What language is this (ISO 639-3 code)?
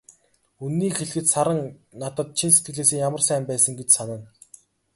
mon